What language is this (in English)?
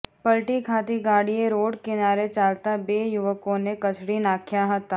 Gujarati